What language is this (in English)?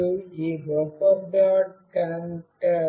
Telugu